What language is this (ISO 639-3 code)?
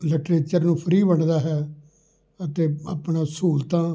pan